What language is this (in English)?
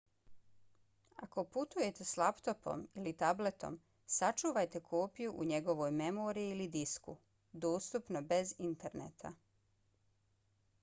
Bosnian